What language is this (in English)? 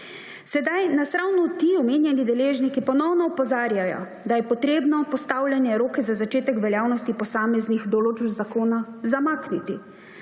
Slovenian